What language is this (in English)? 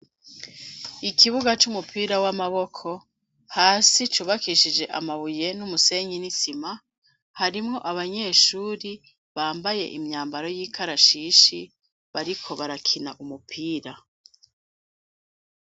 Rundi